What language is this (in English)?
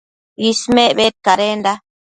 Matsés